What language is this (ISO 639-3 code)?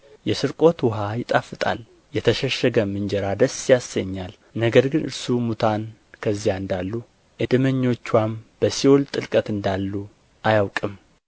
amh